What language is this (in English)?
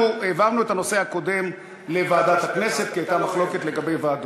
Hebrew